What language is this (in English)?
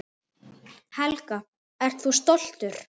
Icelandic